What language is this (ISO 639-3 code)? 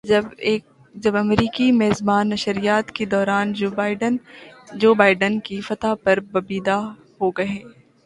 urd